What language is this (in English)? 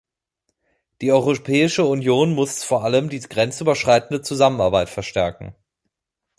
German